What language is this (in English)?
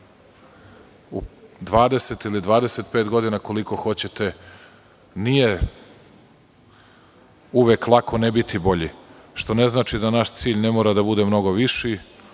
Serbian